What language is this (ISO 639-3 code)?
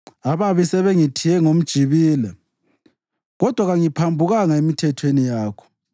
nde